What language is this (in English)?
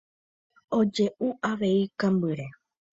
Guarani